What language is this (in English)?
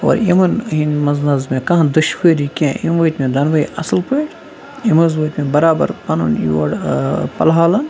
Kashmiri